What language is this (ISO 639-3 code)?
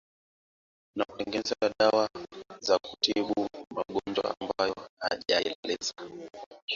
swa